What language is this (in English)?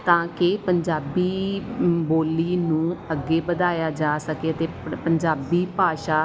Punjabi